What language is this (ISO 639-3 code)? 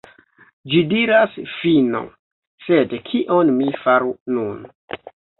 epo